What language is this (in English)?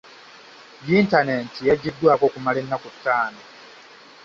Ganda